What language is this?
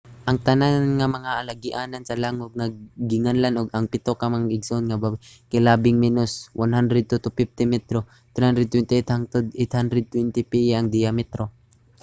Cebuano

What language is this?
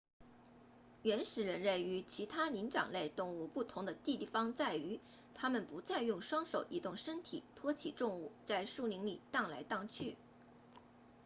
Chinese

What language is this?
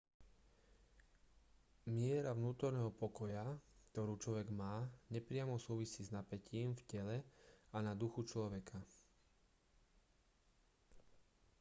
Slovak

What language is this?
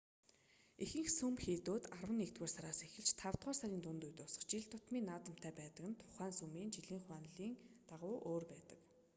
Mongolian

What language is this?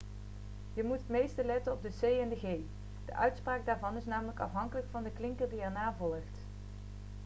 Dutch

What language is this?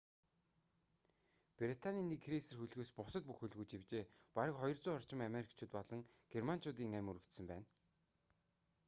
Mongolian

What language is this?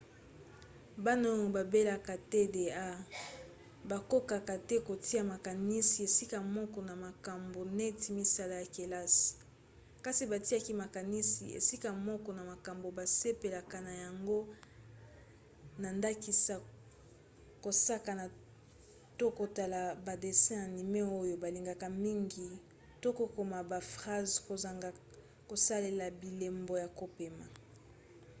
Lingala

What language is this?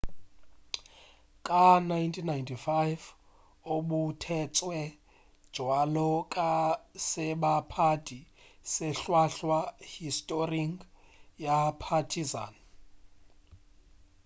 Northern Sotho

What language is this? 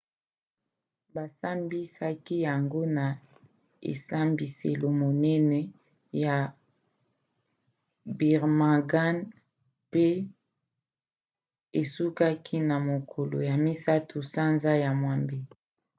Lingala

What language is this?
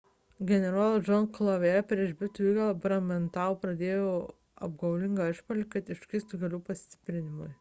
Lithuanian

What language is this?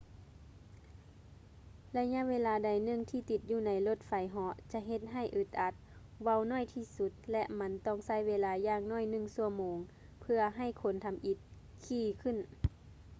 Lao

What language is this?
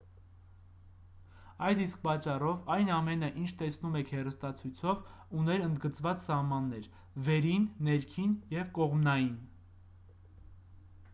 Armenian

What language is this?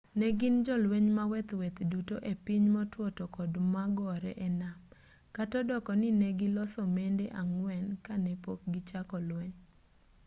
Luo (Kenya and Tanzania)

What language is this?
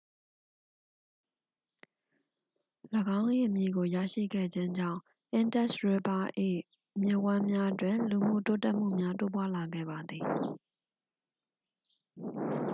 Burmese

